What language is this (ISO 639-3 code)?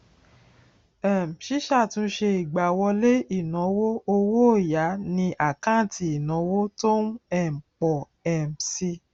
yor